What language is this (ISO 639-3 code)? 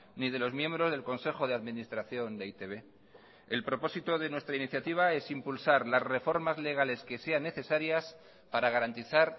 spa